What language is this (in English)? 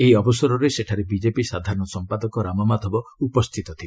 Odia